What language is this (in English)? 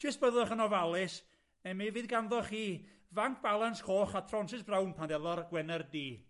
Welsh